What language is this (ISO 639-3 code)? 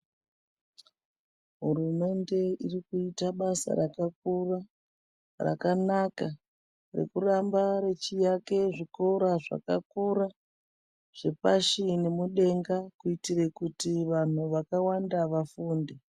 ndc